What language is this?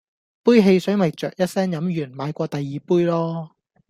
Cantonese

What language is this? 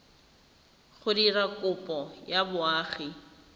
Tswana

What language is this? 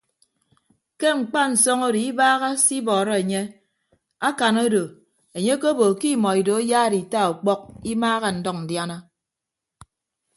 Ibibio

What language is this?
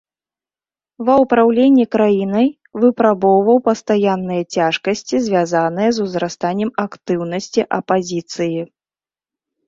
Belarusian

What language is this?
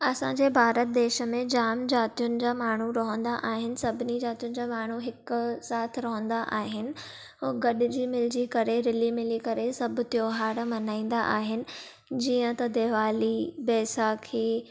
Sindhi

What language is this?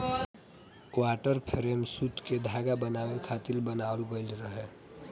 Bhojpuri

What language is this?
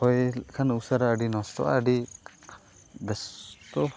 Santali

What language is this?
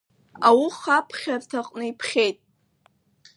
Abkhazian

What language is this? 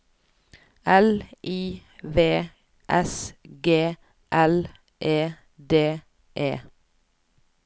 Norwegian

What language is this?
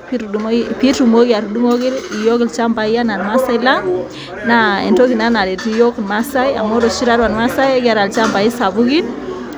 Masai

